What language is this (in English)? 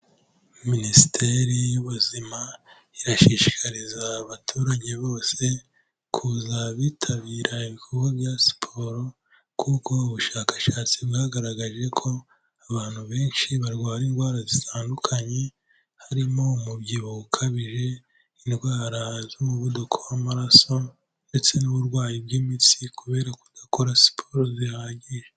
Kinyarwanda